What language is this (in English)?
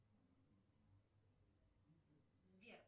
Russian